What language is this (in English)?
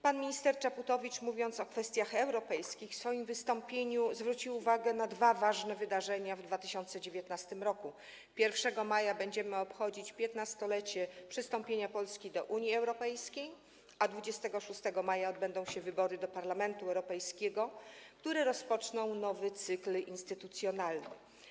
Polish